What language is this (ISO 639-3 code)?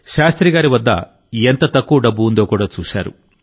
tel